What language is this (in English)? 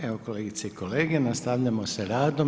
Croatian